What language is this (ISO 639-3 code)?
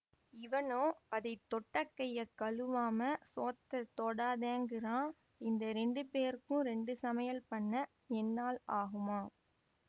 tam